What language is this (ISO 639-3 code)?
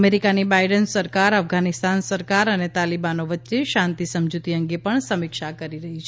guj